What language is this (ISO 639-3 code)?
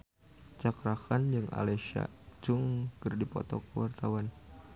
sun